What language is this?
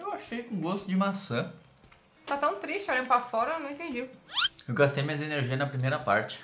Portuguese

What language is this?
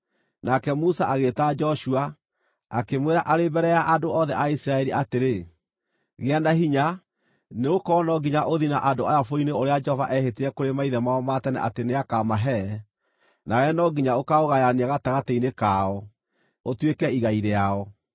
Kikuyu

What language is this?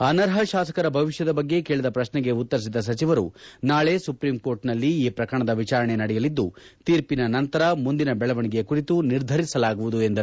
Kannada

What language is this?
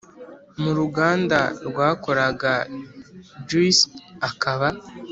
Kinyarwanda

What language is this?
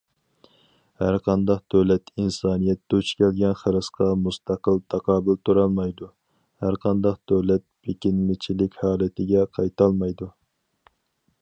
Uyghur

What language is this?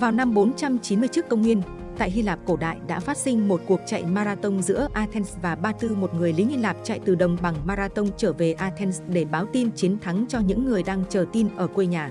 Vietnamese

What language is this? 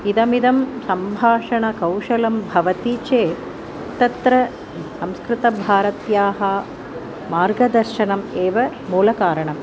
Sanskrit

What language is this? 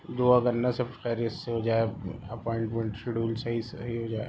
Urdu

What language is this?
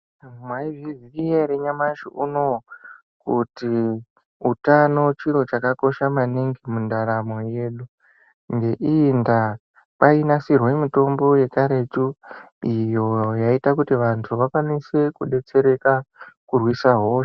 Ndau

